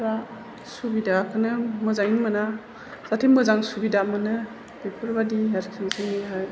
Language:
Bodo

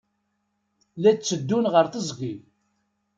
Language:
Kabyle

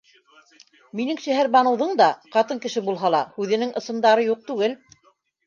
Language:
Bashkir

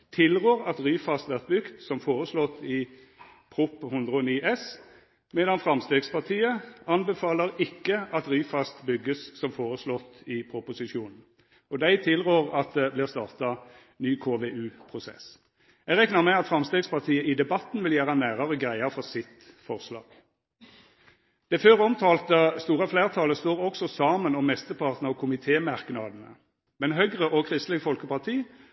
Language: Norwegian Nynorsk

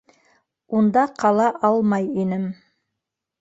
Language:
Bashkir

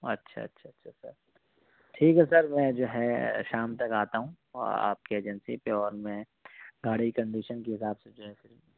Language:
Urdu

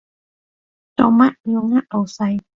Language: Cantonese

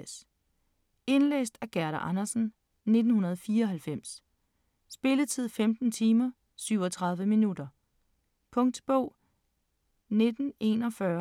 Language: Danish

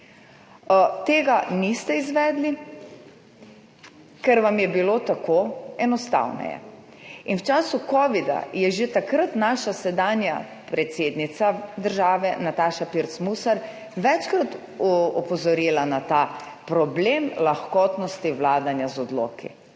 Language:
Slovenian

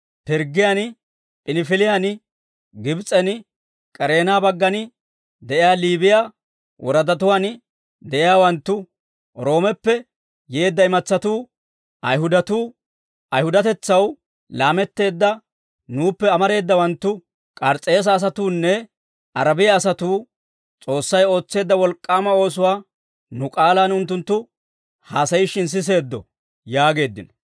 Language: Dawro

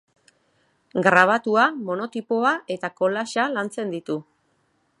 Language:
Basque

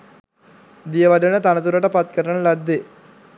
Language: Sinhala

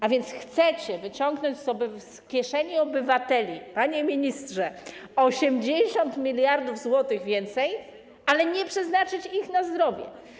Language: Polish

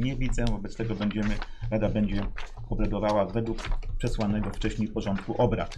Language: Polish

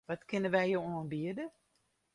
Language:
Western Frisian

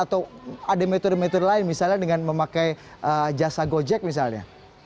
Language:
Indonesian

